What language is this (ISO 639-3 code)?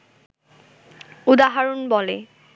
ben